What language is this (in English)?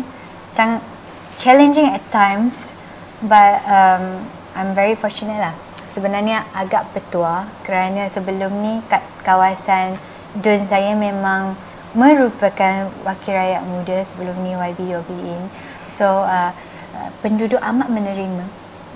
Malay